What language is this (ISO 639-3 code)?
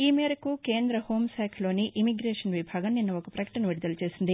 tel